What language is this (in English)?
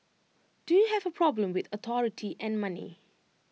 English